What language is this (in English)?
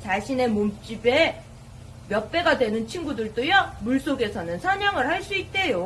Korean